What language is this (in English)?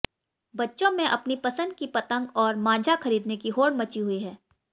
Hindi